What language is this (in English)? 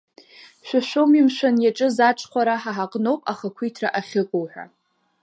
Abkhazian